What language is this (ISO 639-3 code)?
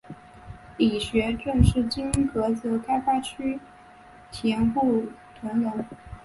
zho